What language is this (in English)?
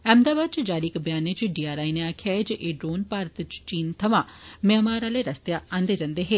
Dogri